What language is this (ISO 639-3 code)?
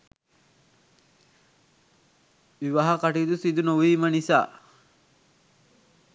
sin